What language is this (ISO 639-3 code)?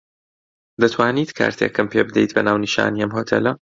ckb